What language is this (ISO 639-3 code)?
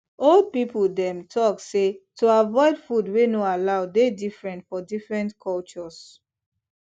pcm